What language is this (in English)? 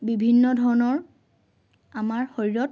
Assamese